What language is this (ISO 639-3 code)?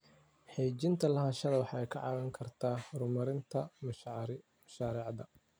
som